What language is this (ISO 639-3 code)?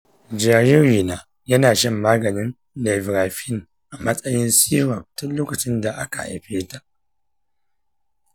hau